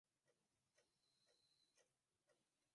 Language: Swahili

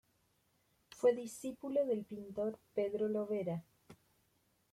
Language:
Spanish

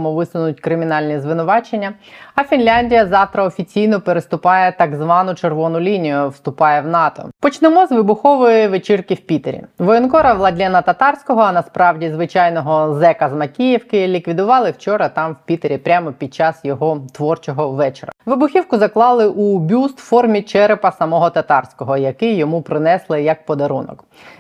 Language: Ukrainian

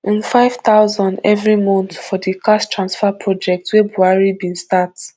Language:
Nigerian Pidgin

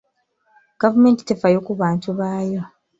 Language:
Ganda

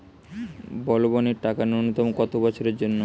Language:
Bangla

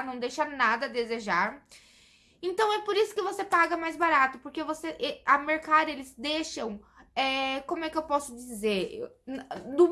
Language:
Portuguese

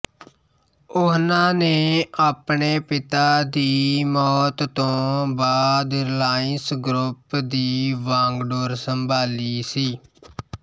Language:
Punjabi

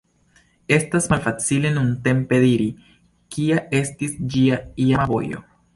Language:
Esperanto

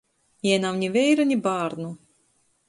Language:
Latgalian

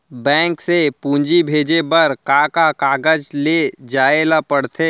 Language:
Chhattisgarhi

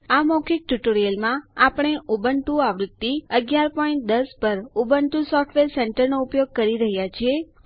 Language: Gujarati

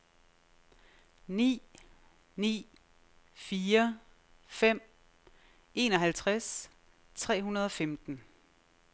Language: Danish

